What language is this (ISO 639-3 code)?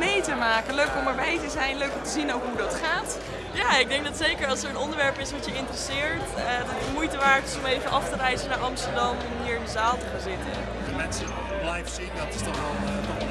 nld